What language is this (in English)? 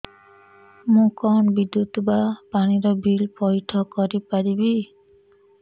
Odia